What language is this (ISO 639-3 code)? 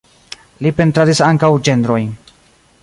epo